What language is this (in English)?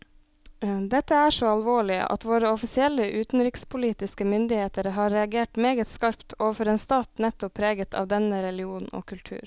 Norwegian